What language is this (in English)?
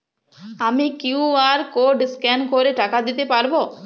Bangla